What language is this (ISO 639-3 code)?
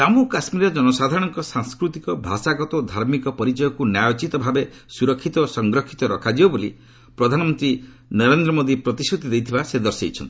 ori